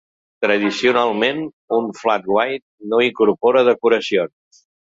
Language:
Catalan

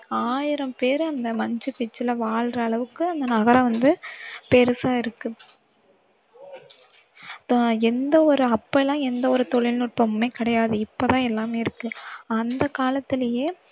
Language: Tamil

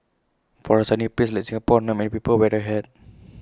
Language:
English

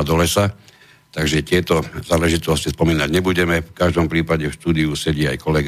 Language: Slovak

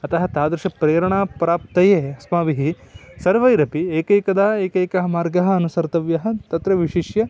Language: Sanskrit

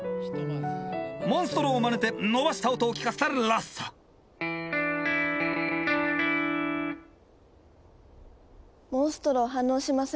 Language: Japanese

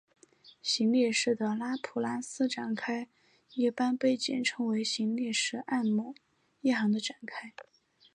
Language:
Chinese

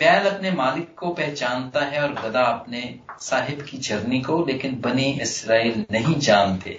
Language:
Hindi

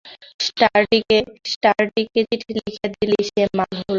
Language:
Bangla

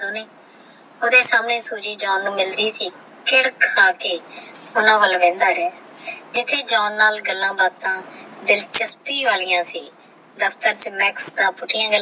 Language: Punjabi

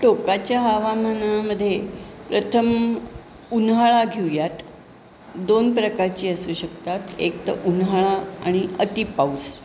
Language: Marathi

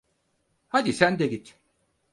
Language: Turkish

